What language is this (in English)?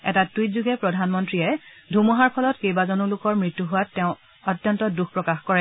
Assamese